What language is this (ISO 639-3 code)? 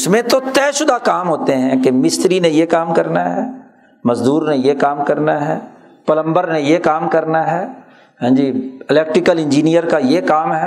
urd